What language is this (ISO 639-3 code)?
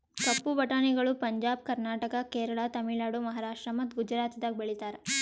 kan